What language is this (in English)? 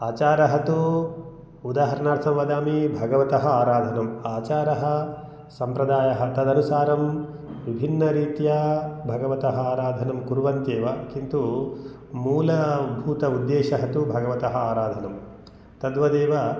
Sanskrit